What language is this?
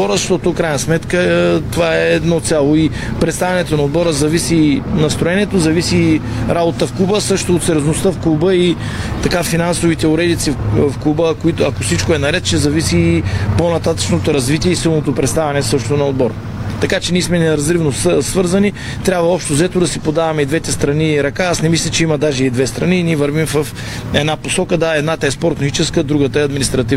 Bulgarian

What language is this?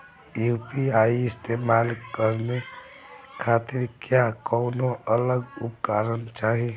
Bhojpuri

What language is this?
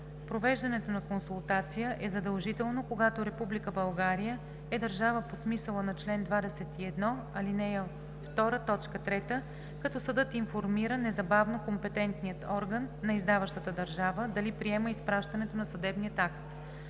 Bulgarian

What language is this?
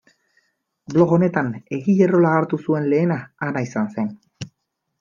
Basque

